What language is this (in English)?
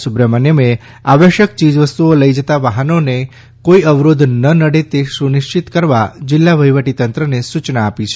Gujarati